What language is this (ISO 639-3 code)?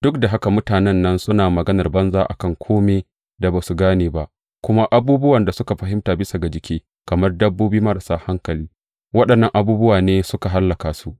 hau